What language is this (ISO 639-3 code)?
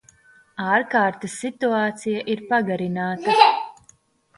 lav